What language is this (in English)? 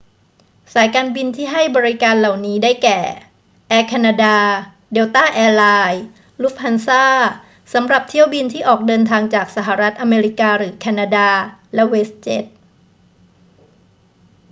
Thai